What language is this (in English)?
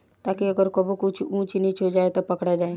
Bhojpuri